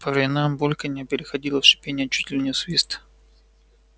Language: Russian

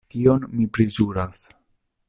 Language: Esperanto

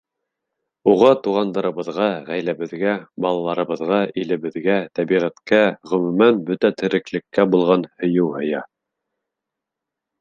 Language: Bashkir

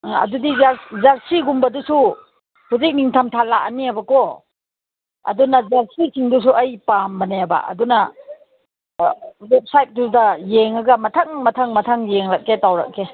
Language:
Manipuri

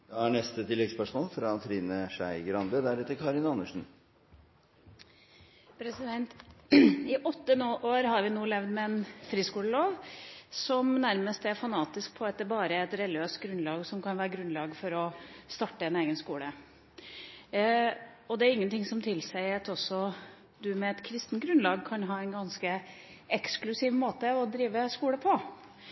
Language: Norwegian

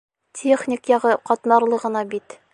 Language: Bashkir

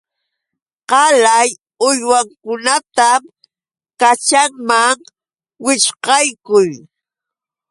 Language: Yauyos Quechua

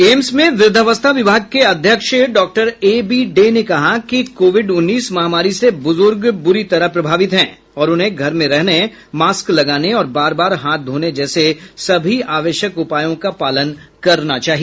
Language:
Hindi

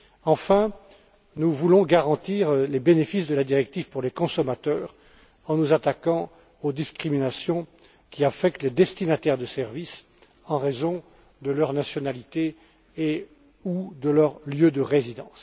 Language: French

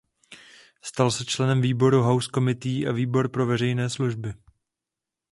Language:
Czech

